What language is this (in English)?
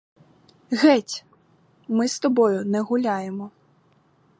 Ukrainian